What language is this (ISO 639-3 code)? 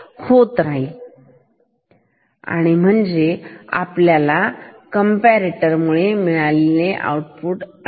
mar